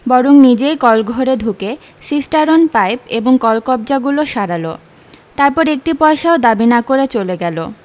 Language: Bangla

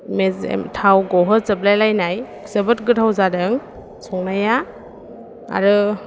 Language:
Bodo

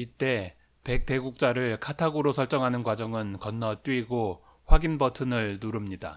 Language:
Korean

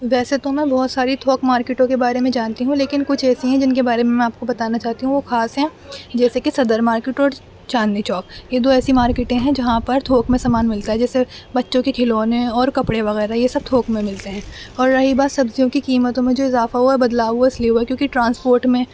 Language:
Urdu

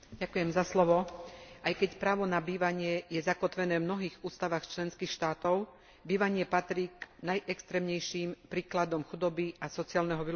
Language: Slovak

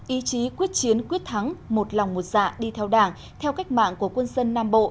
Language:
Vietnamese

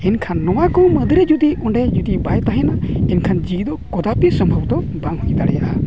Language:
Santali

